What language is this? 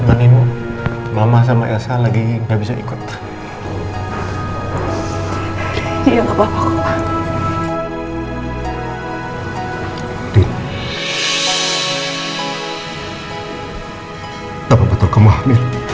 Indonesian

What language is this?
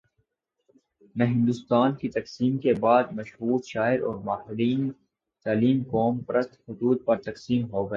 Urdu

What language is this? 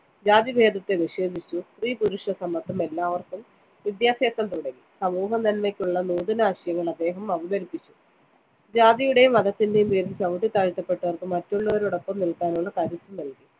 Malayalam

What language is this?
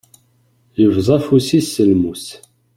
Kabyle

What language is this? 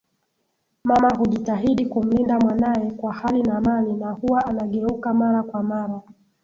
Swahili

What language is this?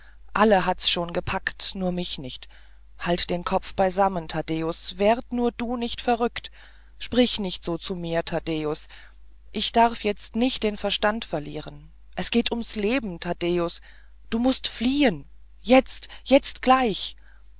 German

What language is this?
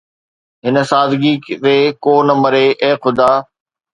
Sindhi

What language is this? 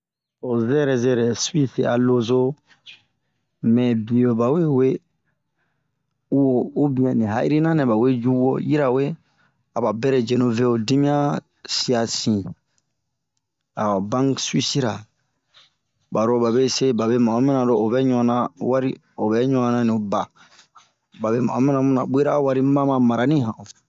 Bomu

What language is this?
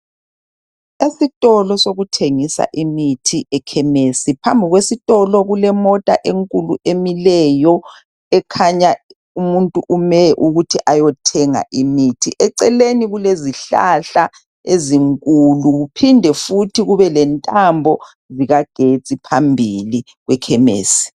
North Ndebele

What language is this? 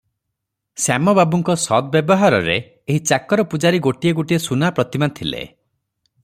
Odia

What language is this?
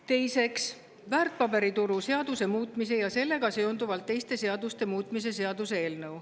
Estonian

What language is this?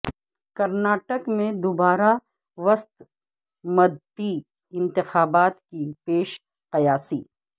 Urdu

